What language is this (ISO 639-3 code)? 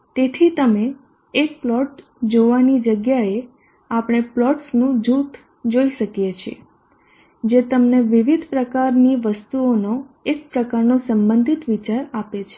guj